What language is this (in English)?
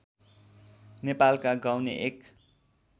Nepali